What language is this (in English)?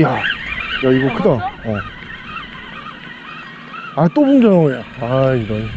Korean